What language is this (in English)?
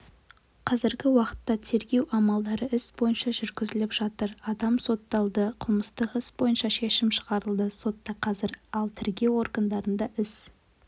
Kazakh